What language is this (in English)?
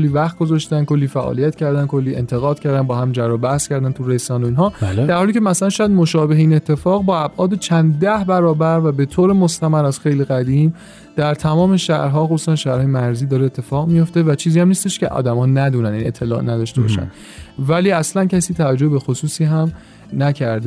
Persian